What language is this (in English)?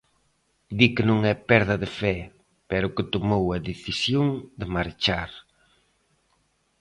Galician